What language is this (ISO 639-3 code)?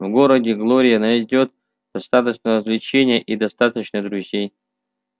rus